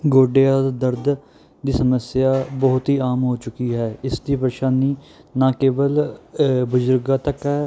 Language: Punjabi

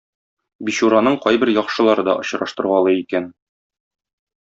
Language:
Tatar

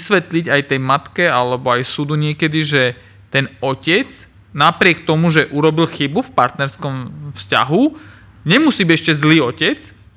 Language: Slovak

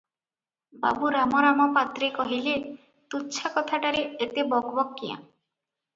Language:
Odia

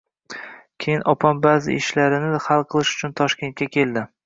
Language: Uzbek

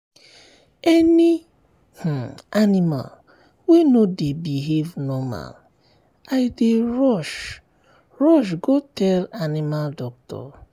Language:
Nigerian Pidgin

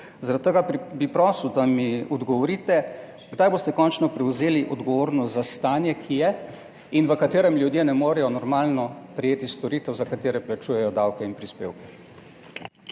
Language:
Slovenian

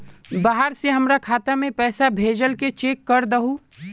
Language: Magahi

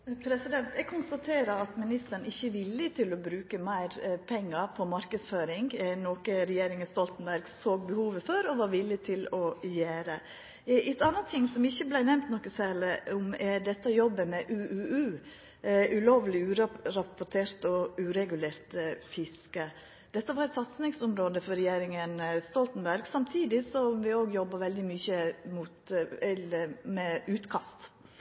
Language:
Norwegian Nynorsk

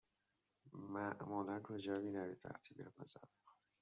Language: Persian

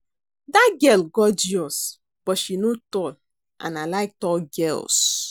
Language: Nigerian Pidgin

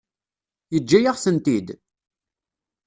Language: Kabyle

